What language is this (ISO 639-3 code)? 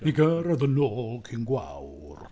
cym